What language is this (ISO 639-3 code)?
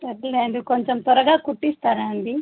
tel